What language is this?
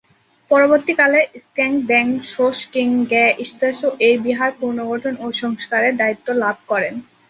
Bangla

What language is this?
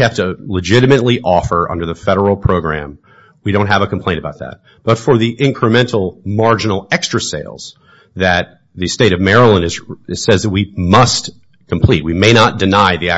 English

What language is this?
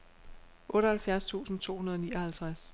Danish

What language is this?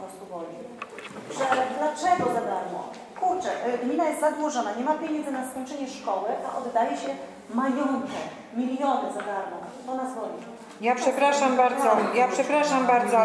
Polish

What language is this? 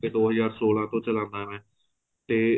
Punjabi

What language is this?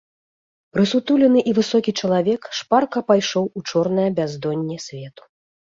Belarusian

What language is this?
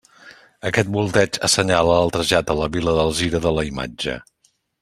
Catalan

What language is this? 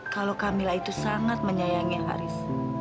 Indonesian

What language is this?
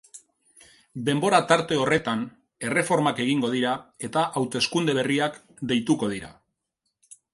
Basque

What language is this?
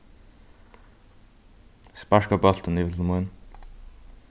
Faroese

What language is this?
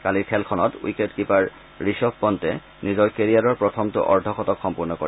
Assamese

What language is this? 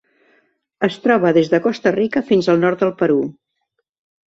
Catalan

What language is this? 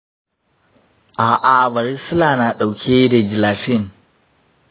Hausa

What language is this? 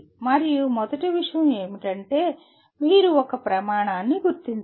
Telugu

